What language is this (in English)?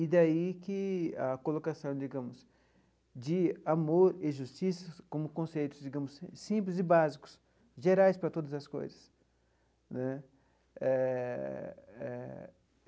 Portuguese